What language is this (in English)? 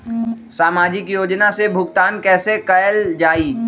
Magahi